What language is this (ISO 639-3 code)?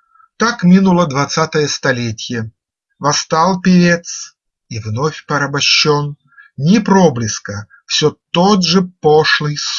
rus